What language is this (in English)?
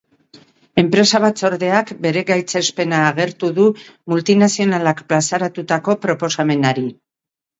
Basque